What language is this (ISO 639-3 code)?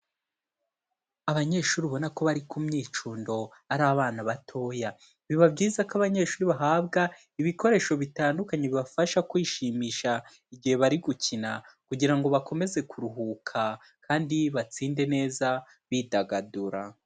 kin